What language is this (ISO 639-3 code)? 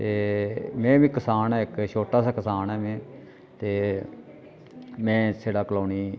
doi